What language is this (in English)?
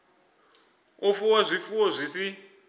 Venda